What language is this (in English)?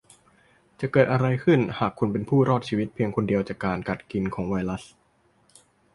Thai